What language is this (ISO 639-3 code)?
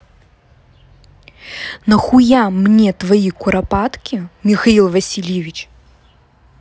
rus